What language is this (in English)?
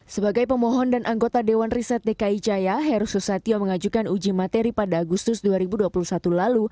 Indonesian